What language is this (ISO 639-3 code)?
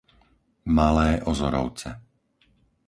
slk